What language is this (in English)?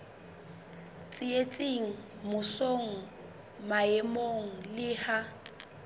Southern Sotho